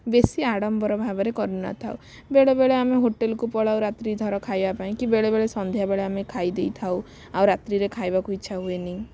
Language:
Odia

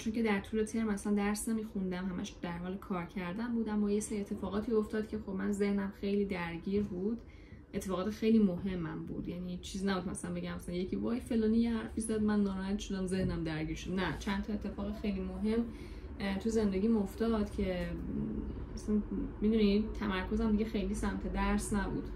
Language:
Persian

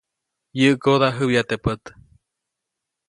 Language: Copainalá Zoque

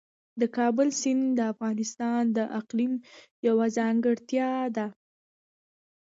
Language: Pashto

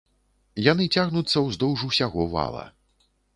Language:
Belarusian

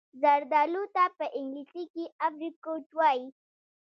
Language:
Pashto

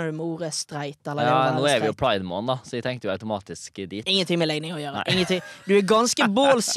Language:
Danish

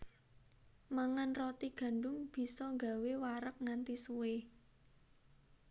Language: Javanese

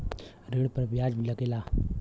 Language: Bhojpuri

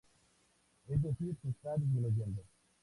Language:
Spanish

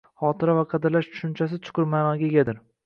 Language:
Uzbek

